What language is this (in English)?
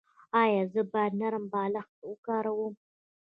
Pashto